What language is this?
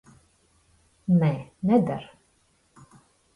Latvian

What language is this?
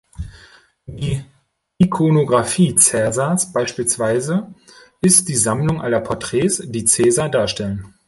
German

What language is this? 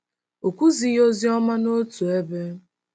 Igbo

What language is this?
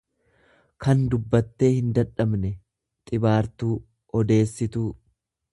Oromo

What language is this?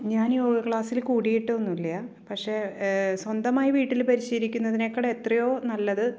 Malayalam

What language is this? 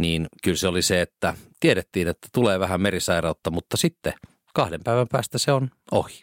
Finnish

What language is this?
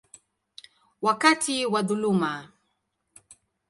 Swahili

